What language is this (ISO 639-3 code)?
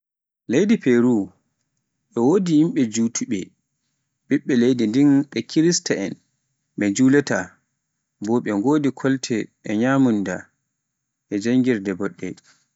fuf